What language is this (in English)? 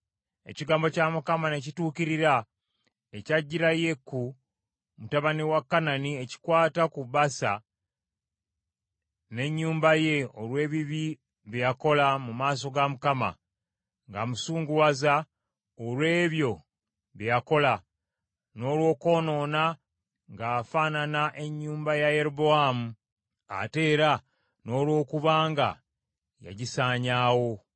Ganda